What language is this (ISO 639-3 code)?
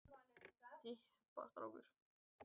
isl